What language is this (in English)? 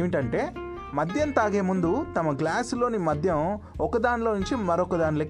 Telugu